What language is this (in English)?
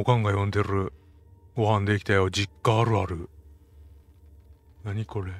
Japanese